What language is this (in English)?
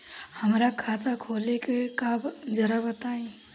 Bhojpuri